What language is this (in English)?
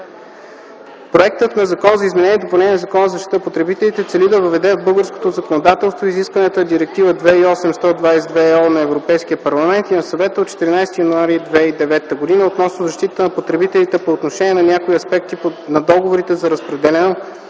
Bulgarian